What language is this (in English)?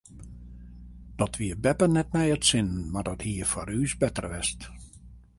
Western Frisian